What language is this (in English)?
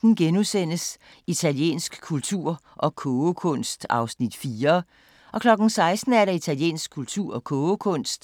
Danish